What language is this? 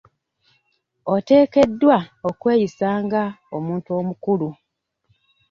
Ganda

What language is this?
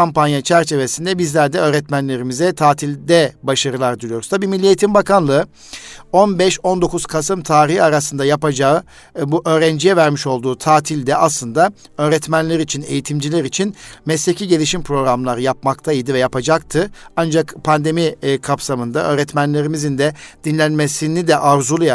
Turkish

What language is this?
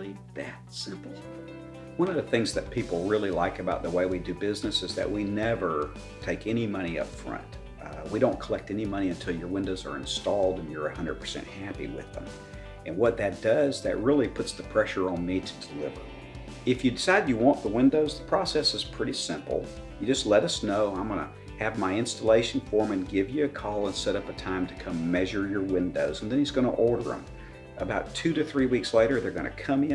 English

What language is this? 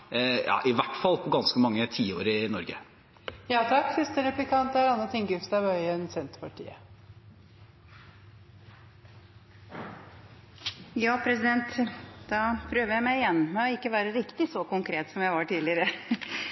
Norwegian Bokmål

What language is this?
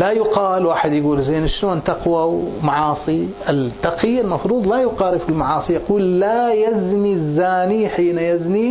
Arabic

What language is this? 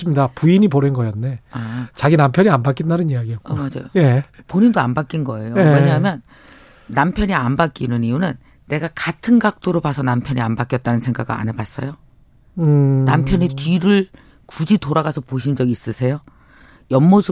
Korean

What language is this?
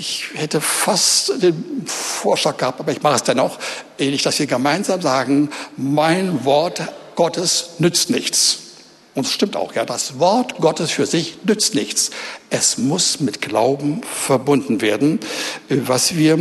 German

